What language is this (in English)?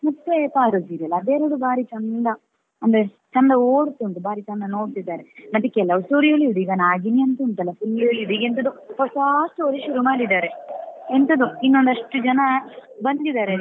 Kannada